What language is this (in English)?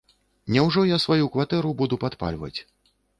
Belarusian